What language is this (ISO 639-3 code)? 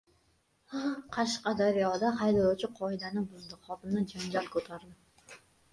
uzb